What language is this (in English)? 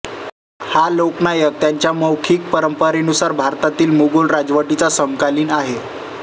Marathi